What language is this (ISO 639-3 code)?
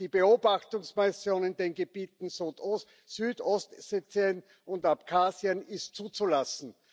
deu